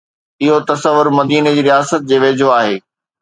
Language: Sindhi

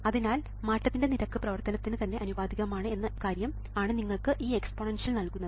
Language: Malayalam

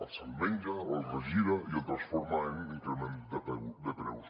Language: Catalan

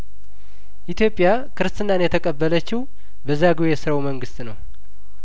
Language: Amharic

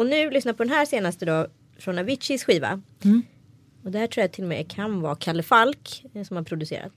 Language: Swedish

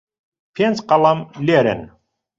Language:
Central Kurdish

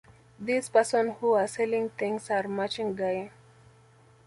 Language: Swahili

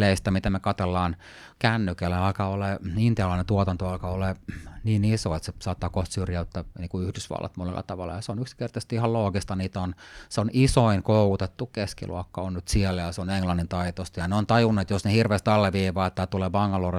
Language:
Finnish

